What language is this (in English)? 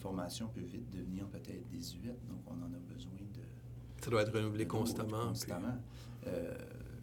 French